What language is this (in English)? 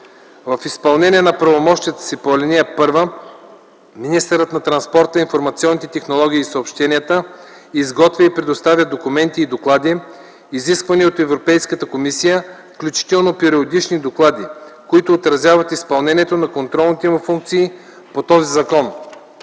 Bulgarian